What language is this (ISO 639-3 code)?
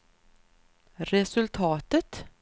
swe